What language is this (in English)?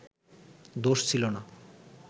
Bangla